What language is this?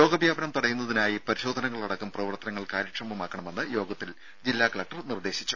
Malayalam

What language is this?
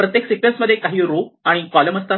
Marathi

